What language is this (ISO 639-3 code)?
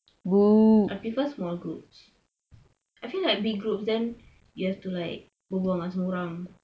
eng